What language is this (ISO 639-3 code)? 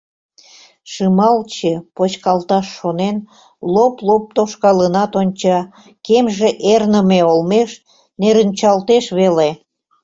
chm